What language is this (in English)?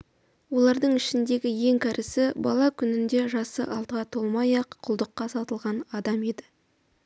Kazakh